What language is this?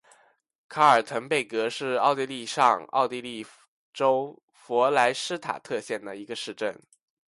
Chinese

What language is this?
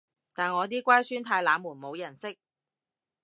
Cantonese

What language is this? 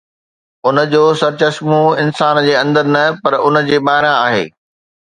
Sindhi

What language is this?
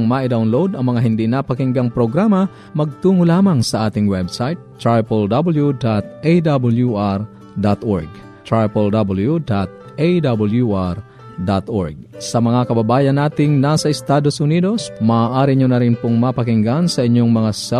Filipino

